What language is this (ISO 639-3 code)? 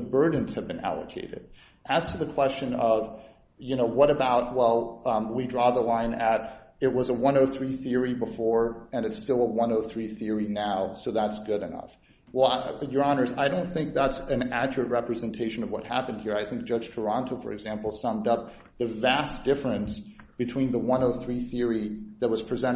eng